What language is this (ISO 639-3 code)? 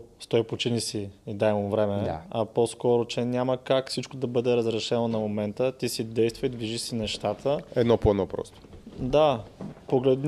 bul